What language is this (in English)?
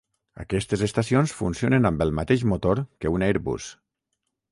Catalan